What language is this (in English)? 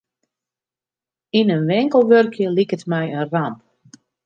Western Frisian